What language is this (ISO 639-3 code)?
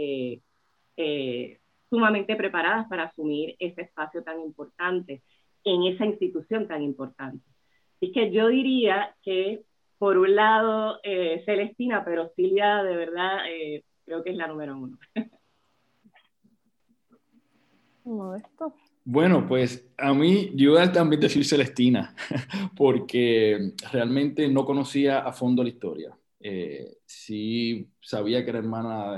spa